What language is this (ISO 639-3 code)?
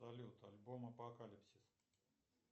rus